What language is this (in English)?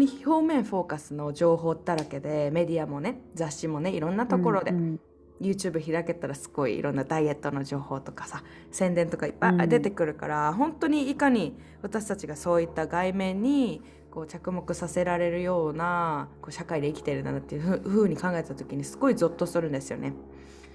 Japanese